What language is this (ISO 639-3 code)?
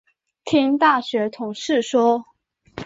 zho